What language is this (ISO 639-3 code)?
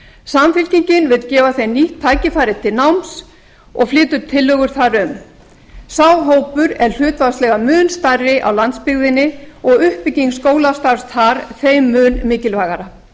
isl